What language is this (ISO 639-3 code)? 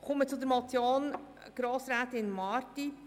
gsw